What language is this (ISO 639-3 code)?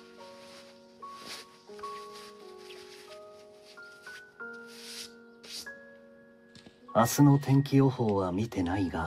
jpn